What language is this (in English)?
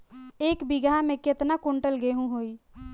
Bhojpuri